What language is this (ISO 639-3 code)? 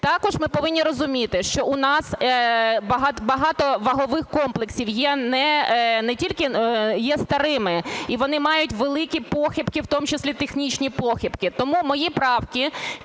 ukr